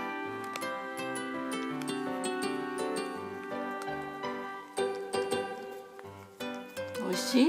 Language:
Japanese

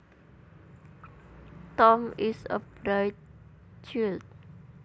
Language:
Javanese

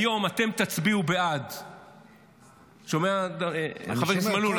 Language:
Hebrew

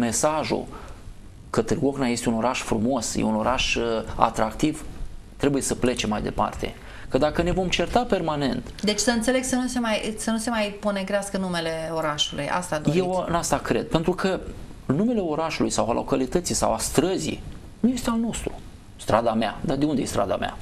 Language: Romanian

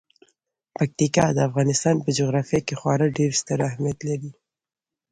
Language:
Pashto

